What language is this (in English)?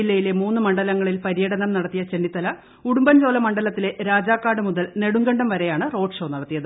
Malayalam